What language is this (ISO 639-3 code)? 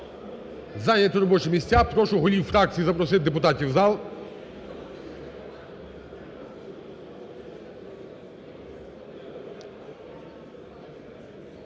ukr